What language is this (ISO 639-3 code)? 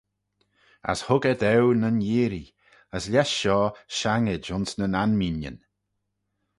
glv